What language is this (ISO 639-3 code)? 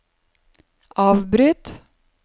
nor